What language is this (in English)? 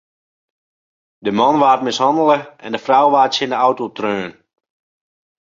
Western Frisian